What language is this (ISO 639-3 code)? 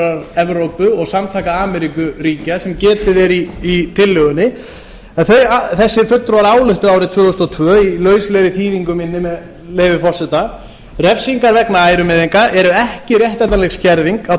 isl